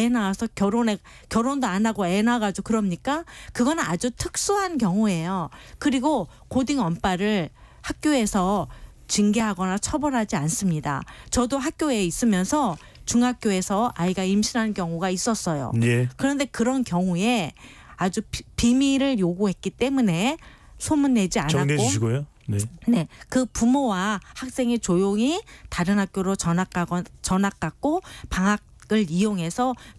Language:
Korean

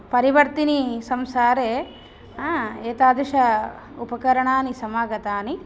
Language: Sanskrit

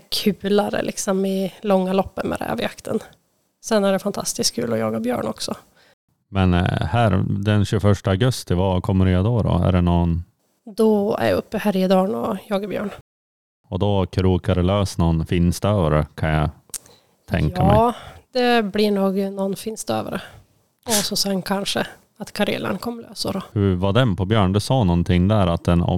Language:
Swedish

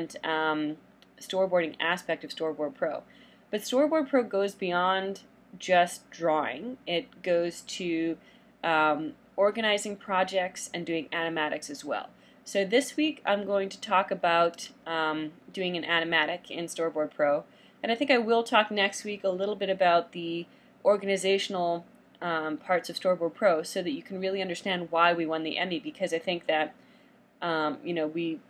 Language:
English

